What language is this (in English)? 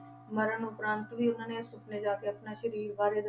Punjabi